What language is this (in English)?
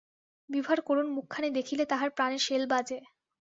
Bangla